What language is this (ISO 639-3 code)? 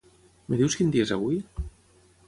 cat